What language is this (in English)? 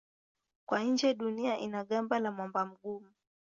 Swahili